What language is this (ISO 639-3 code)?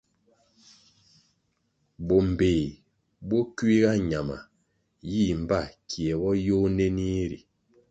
nmg